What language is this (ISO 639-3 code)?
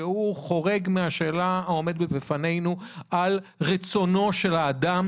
heb